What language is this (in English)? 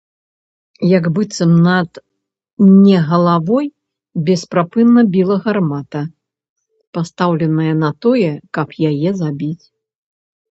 Belarusian